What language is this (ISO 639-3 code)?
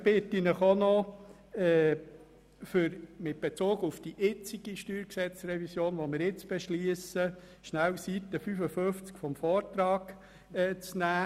gsw